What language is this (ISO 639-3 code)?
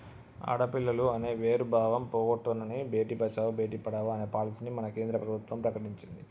tel